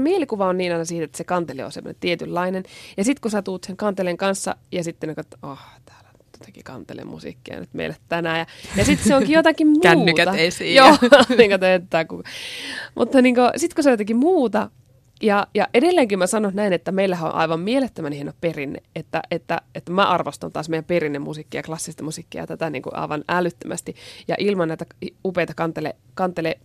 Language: Finnish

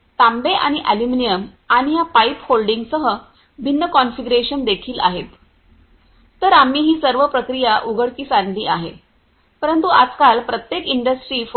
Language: Marathi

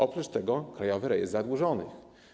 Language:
Polish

